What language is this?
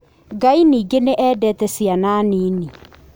Kikuyu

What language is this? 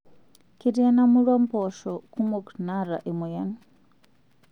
Masai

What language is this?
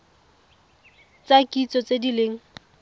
Tswana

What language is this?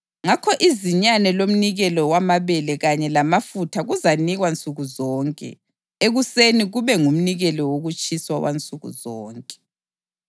North Ndebele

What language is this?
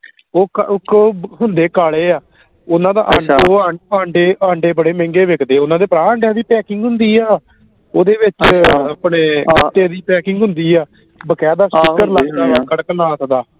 Punjabi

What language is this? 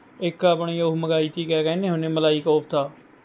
Punjabi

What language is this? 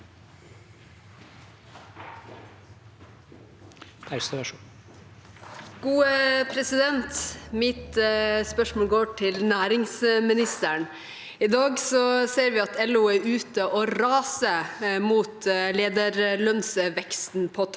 Norwegian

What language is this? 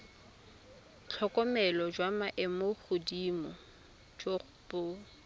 Tswana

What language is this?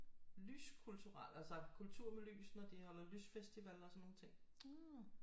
Danish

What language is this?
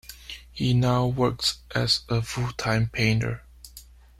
English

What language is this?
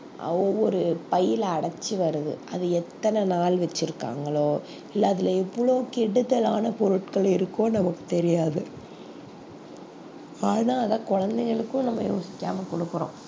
Tamil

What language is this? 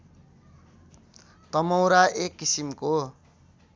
Nepali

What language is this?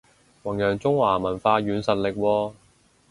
Cantonese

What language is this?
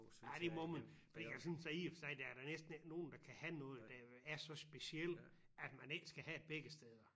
Danish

